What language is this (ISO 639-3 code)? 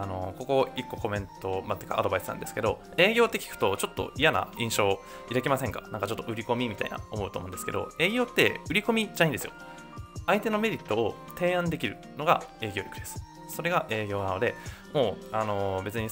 jpn